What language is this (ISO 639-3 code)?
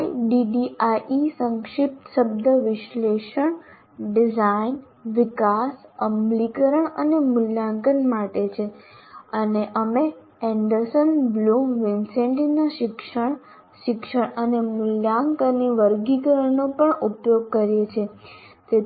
guj